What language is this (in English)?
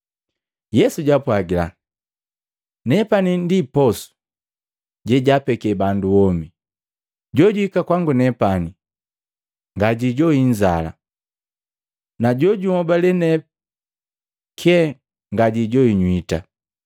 Matengo